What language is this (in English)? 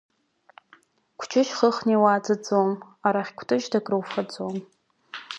Abkhazian